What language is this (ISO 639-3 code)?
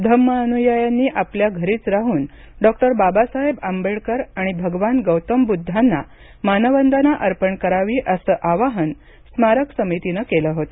mar